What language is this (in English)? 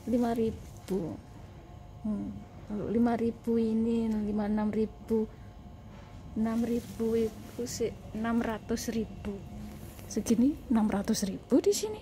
Indonesian